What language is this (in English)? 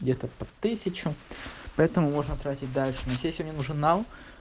Russian